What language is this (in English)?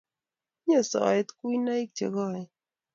Kalenjin